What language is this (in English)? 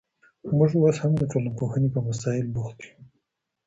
Pashto